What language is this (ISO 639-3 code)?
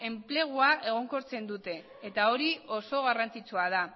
eus